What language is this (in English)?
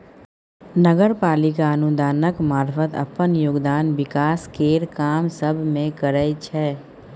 Maithili